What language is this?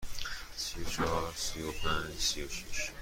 Persian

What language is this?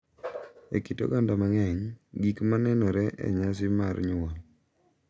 Luo (Kenya and Tanzania)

